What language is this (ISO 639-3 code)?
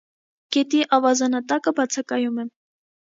hye